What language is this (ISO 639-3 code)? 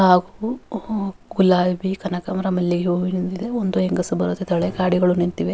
kan